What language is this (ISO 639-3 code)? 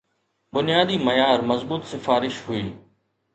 snd